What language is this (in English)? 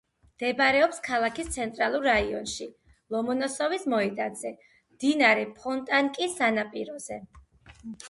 Georgian